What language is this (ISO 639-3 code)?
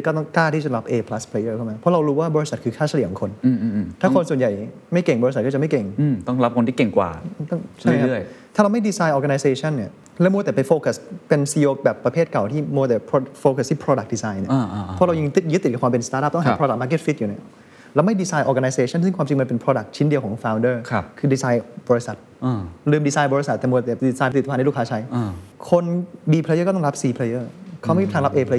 tha